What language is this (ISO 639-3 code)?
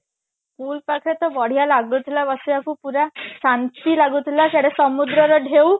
ori